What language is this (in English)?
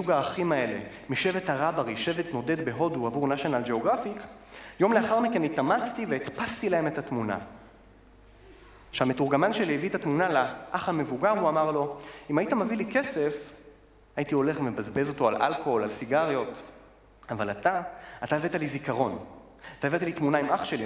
Hebrew